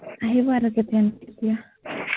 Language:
Assamese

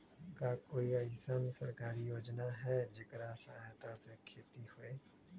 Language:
Magahi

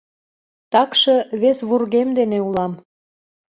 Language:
Mari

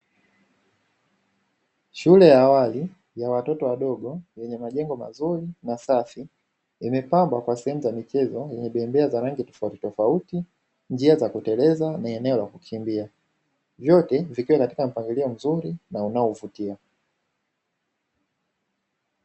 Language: Swahili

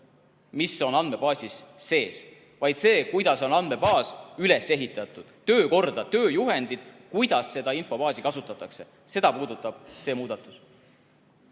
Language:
Estonian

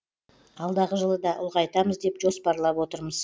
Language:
Kazakh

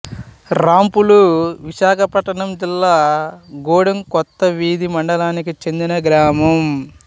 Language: Telugu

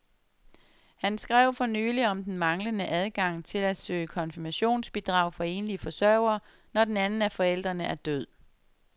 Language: Danish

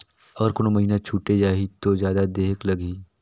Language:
Chhattisgarhi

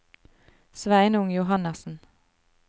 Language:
Norwegian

